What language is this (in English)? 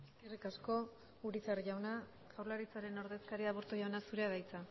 Basque